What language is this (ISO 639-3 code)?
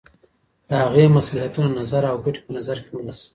pus